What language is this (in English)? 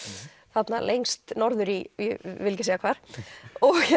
Icelandic